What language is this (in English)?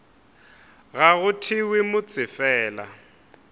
Northern Sotho